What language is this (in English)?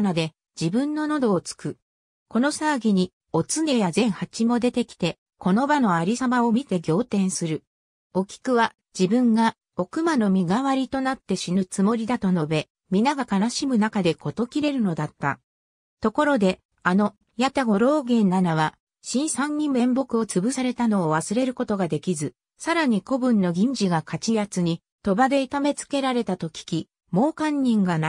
Japanese